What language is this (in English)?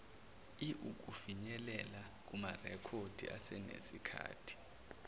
Zulu